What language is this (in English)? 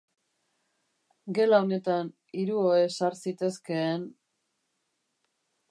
Basque